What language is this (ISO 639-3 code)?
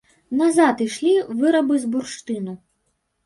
bel